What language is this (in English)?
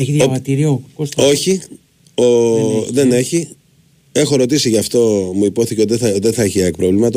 Greek